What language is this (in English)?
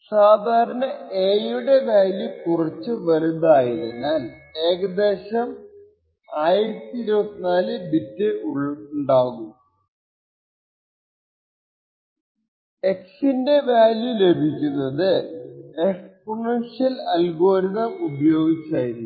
Malayalam